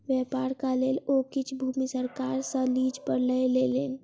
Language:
Maithili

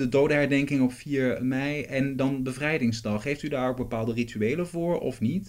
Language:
Dutch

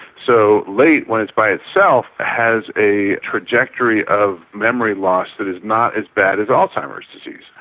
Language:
English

